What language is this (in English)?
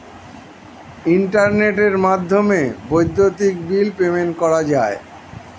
Bangla